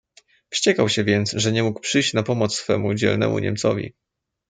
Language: Polish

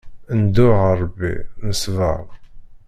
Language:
Kabyle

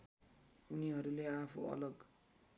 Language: Nepali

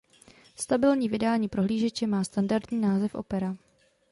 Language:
Czech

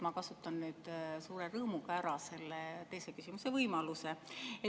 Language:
Estonian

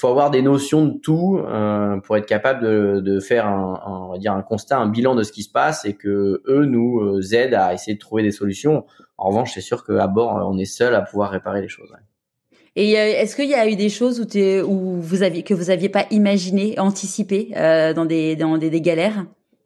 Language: French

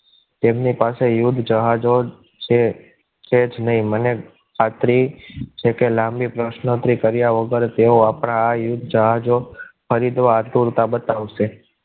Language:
Gujarati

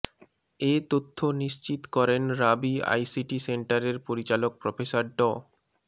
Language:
Bangla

